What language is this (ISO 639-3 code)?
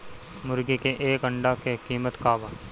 bho